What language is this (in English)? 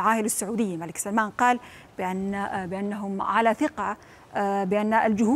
Arabic